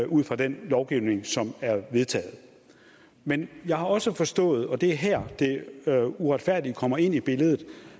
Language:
Danish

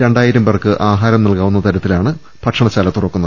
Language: Malayalam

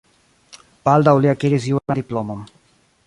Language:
Esperanto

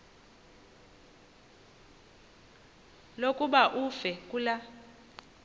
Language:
Xhosa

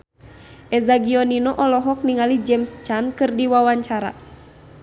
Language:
Sundanese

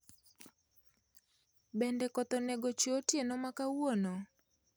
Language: Luo (Kenya and Tanzania)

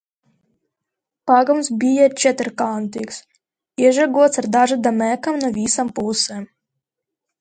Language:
Latvian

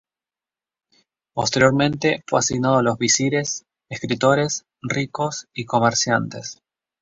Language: Spanish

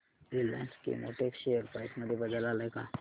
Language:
Marathi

